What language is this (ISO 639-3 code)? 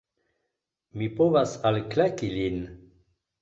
epo